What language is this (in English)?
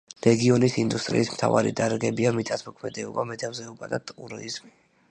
Georgian